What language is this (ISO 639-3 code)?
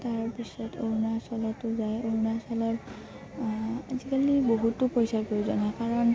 asm